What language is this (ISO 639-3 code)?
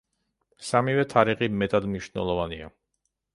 kat